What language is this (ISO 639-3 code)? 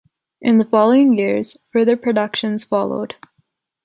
eng